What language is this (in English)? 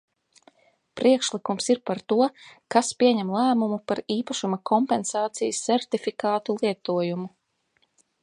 Latvian